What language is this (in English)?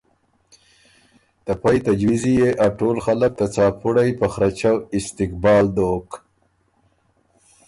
Ormuri